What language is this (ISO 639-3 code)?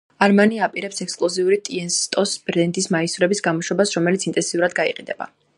kat